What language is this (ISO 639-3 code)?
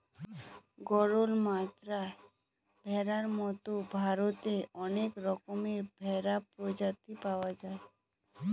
ben